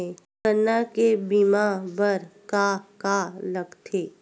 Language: Chhattisgarhi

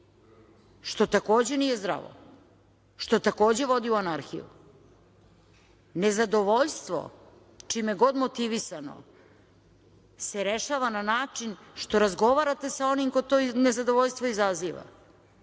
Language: Serbian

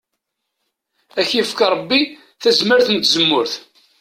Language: Kabyle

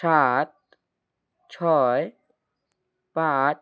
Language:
Bangla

